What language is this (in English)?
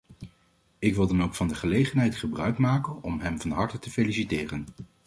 Dutch